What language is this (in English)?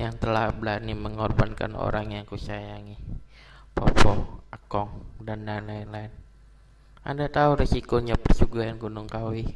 Indonesian